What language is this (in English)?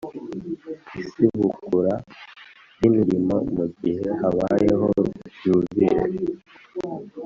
Kinyarwanda